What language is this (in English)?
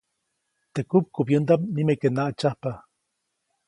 Copainalá Zoque